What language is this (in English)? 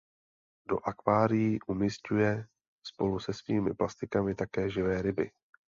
Czech